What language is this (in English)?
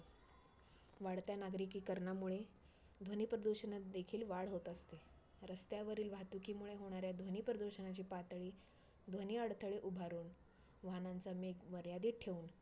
Marathi